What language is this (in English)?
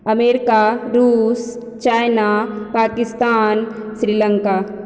Maithili